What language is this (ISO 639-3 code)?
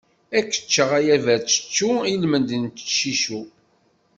kab